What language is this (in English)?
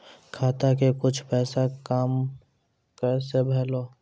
Maithili